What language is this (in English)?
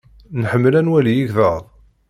Kabyle